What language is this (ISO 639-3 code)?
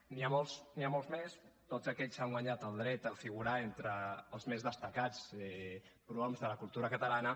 cat